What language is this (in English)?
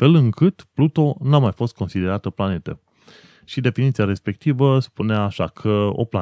Romanian